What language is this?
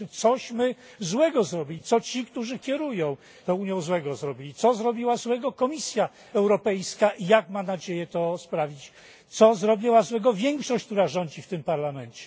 Polish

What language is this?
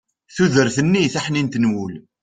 Kabyle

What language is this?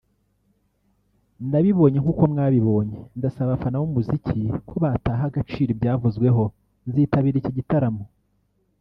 Kinyarwanda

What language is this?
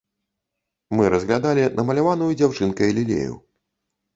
Belarusian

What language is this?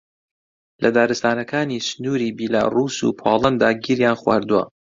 Central Kurdish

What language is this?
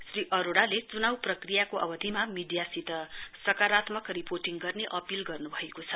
Nepali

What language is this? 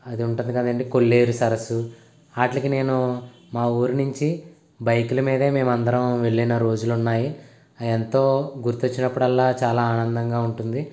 Telugu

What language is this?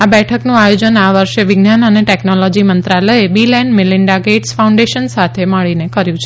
Gujarati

